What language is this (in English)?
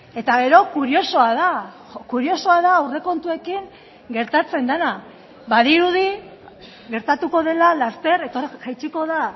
Basque